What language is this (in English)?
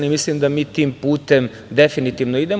Serbian